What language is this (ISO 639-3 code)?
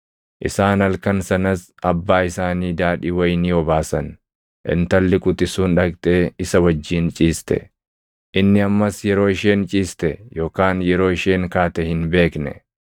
orm